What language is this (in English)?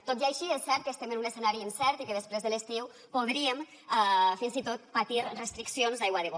Catalan